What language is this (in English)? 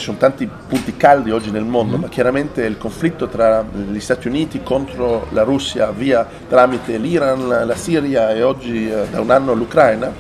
Italian